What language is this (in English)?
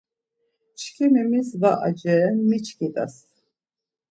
Laz